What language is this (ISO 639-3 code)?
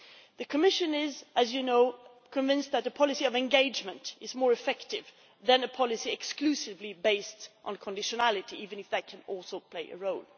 eng